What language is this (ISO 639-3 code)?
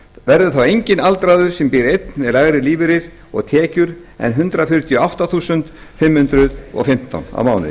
isl